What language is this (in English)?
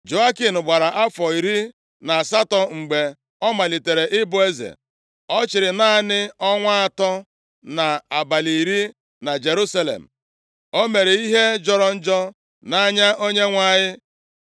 Igbo